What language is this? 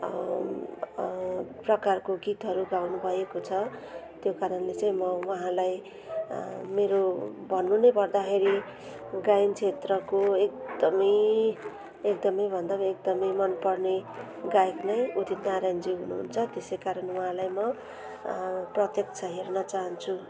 Nepali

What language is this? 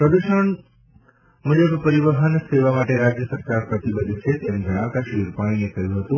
Gujarati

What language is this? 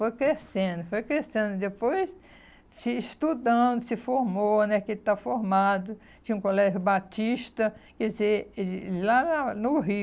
Portuguese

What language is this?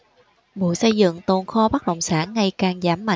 Vietnamese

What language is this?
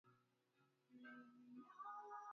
Swahili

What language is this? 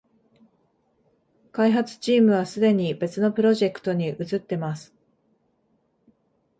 Japanese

